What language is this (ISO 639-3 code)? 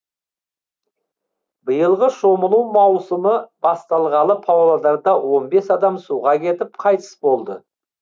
kaz